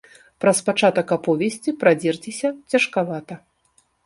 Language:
Belarusian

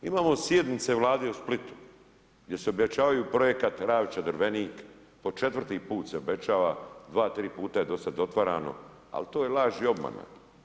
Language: Croatian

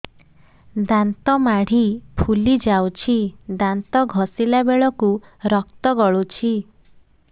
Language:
Odia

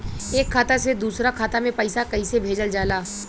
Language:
Bhojpuri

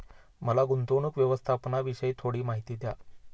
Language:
Marathi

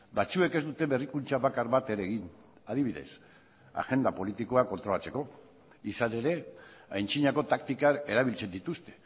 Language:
Basque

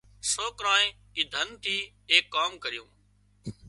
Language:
Wadiyara Koli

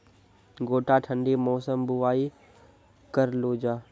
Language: Maithili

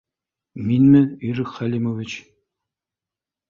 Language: Bashkir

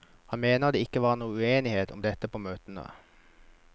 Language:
Norwegian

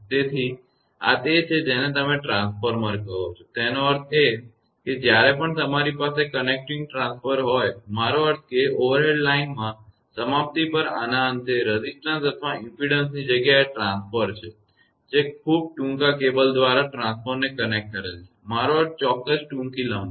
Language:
Gujarati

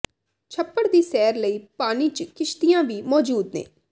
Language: Punjabi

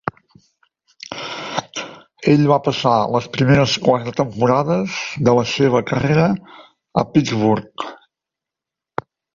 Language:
Catalan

